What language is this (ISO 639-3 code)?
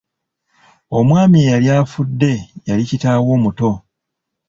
lug